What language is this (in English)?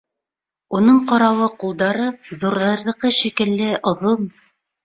Bashkir